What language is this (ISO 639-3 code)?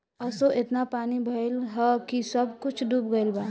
bho